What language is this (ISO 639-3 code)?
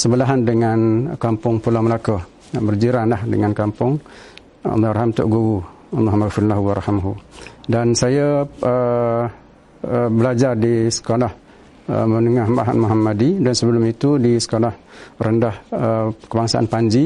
msa